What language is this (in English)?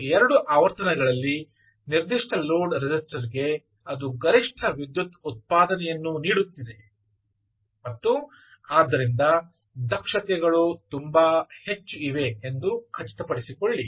Kannada